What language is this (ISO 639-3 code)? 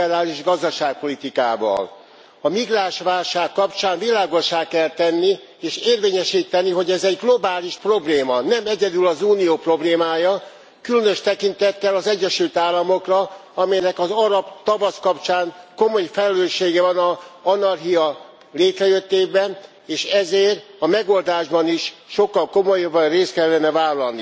hun